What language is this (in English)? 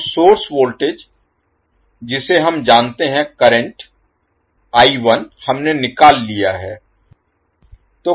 Hindi